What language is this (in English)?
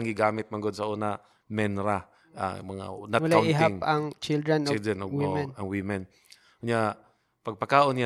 Filipino